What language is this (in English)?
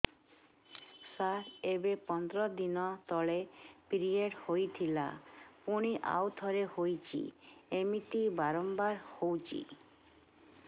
Odia